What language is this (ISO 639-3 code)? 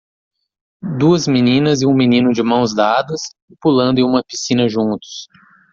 por